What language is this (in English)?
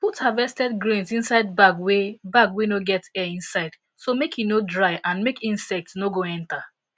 Nigerian Pidgin